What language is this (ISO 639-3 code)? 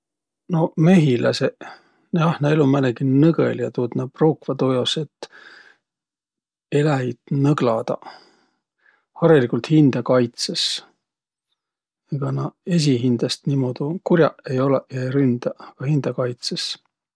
vro